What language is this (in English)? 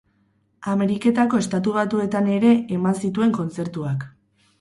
Basque